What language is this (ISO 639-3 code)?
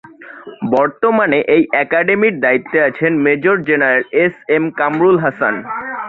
ben